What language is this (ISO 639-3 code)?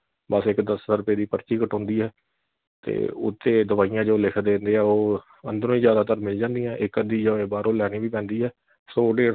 pan